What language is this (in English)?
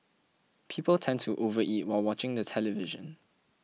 English